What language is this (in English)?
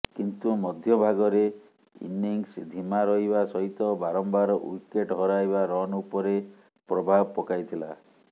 Odia